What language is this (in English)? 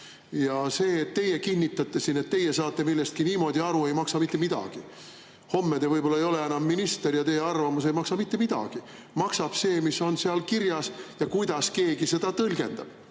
Estonian